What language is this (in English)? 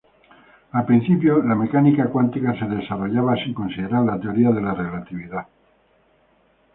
Spanish